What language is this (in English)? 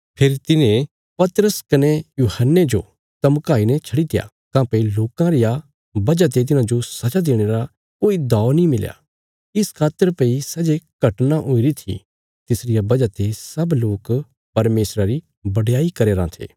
Bilaspuri